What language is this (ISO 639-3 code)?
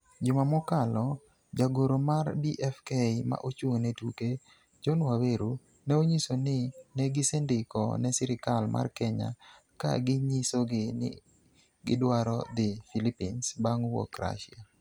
luo